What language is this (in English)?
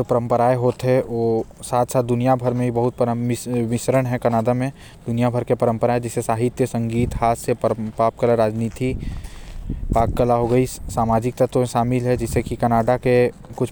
Korwa